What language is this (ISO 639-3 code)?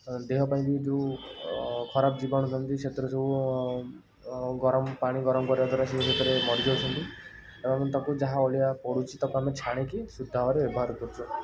ori